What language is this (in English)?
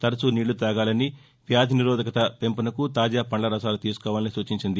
Telugu